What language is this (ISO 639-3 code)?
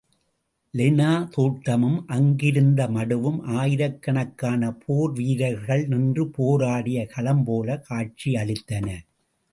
tam